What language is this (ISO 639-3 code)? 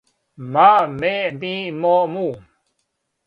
srp